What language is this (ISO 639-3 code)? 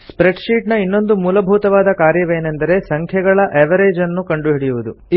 kan